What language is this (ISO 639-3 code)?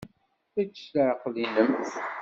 kab